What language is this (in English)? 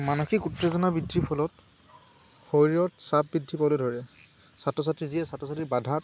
Assamese